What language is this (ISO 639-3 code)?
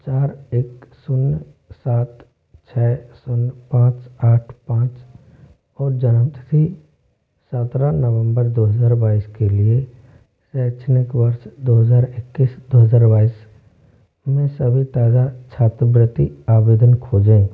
hin